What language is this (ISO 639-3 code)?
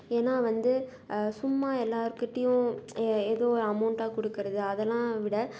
tam